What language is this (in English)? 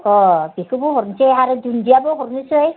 Bodo